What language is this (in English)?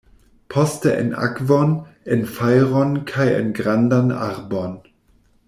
Esperanto